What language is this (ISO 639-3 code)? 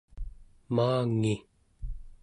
esu